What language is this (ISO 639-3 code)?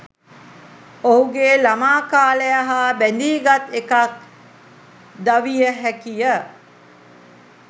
sin